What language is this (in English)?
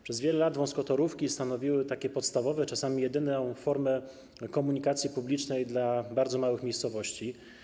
Polish